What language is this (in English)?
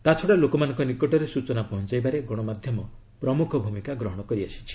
Odia